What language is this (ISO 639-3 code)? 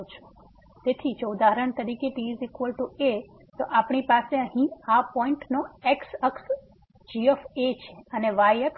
guj